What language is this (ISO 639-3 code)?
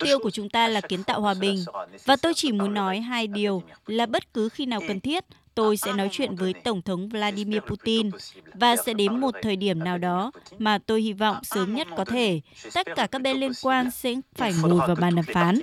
vie